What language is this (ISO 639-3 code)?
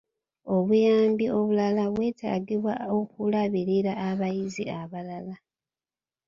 lug